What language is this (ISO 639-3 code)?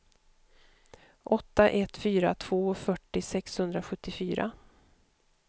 swe